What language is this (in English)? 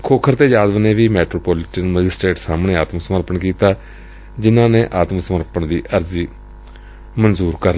Punjabi